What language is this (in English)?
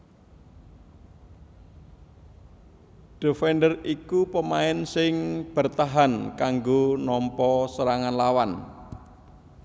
Javanese